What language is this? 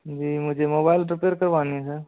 Hindi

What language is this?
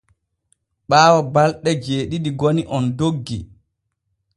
Borgu Fulfulde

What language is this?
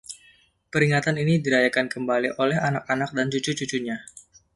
Indonesian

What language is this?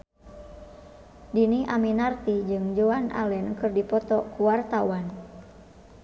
Sundanese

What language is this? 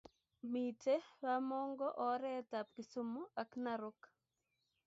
Kalenjin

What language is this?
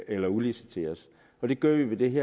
Danish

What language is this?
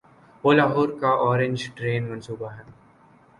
Urdu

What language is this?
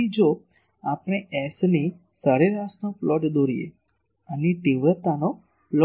Gujarati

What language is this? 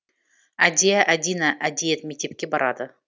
Kazakh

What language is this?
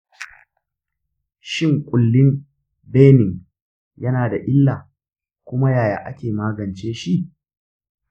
Hausa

